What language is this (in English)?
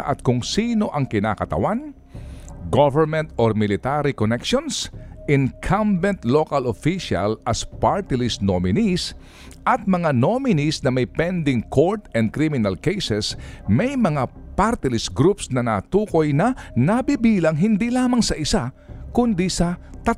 Filipino